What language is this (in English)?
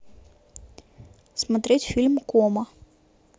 Russian